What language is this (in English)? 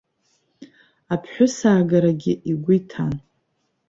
Abkhazian